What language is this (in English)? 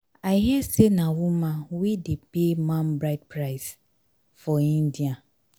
Nigerian Pidgin